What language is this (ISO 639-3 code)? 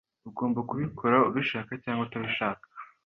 kin